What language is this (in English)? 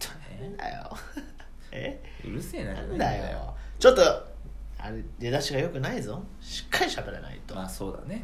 Japanese